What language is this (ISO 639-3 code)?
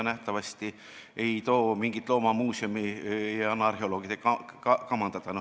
est